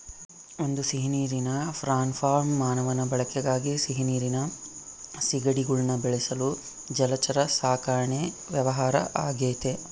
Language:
Kannada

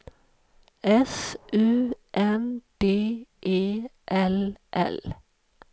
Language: Swedish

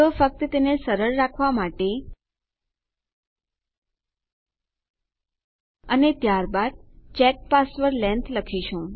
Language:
Gujarati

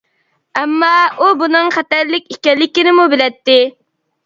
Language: Uyghur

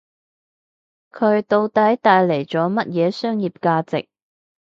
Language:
Cantonese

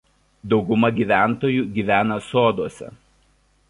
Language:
Lithuanian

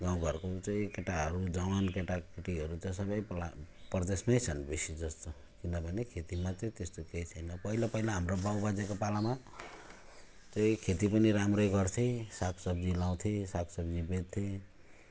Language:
Nepali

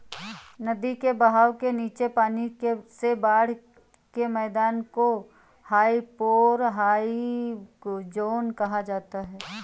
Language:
Hindi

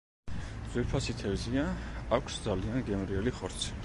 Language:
Georgian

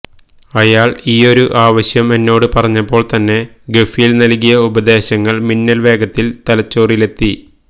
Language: Malayalam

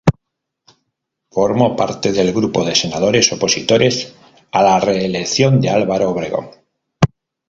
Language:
Spanish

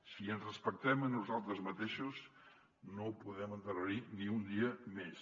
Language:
Catalan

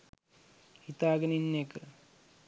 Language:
Sinhala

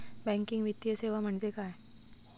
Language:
Marathi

